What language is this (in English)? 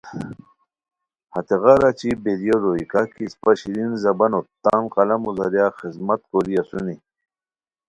Khowar